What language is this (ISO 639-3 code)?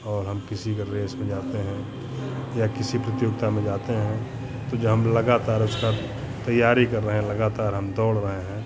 hin